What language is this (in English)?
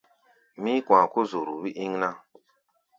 Gbaya